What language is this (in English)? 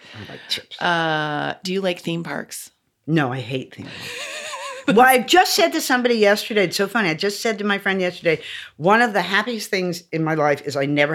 English